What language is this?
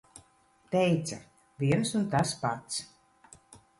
Latvian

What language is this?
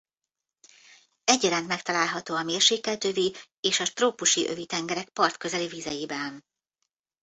Hungarian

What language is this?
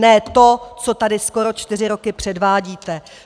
Czech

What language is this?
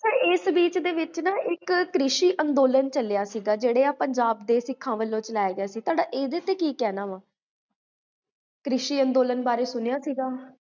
Punjabi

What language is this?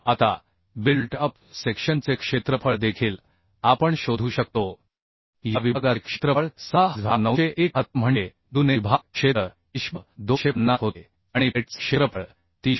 Marathi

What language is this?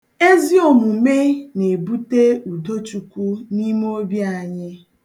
Igbo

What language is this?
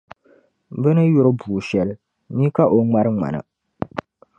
Dagbani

